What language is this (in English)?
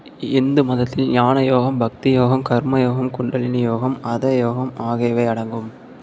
Tamil